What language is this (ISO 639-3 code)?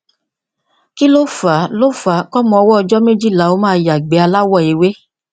yor